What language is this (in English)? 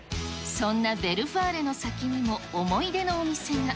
Japanese